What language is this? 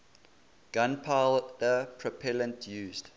English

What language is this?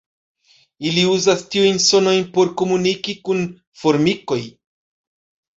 Esperanto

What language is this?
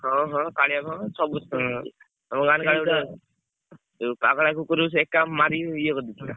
Odia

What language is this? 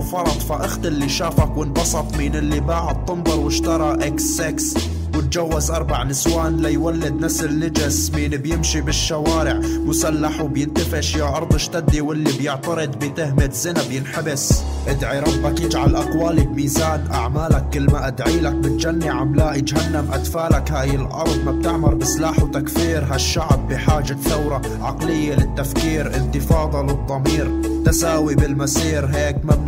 Arabic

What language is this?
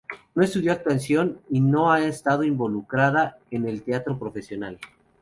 Spanish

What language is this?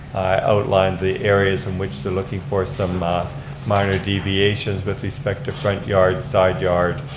English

